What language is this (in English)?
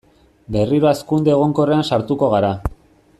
Basque